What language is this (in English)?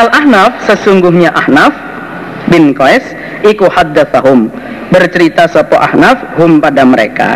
Indonesian